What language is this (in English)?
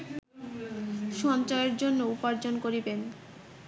Bangla